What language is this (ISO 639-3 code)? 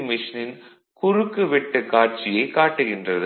tam